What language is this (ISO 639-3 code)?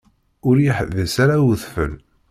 kab